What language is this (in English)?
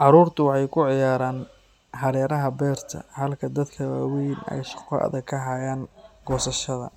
Somali